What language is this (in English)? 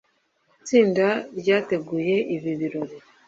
Kinyarwanda